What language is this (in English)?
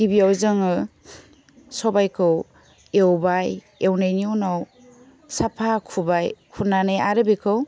Bodo